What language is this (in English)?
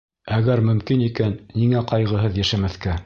Bashkir